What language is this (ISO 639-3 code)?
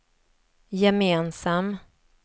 swe